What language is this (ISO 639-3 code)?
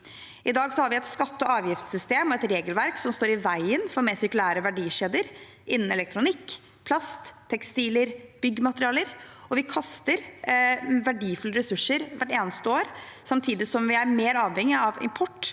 nor